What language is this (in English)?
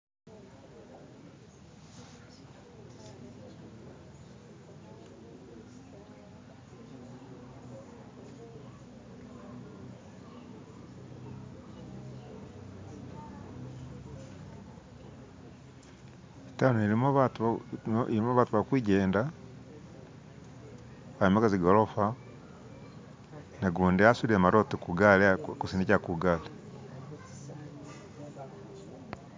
Masaaba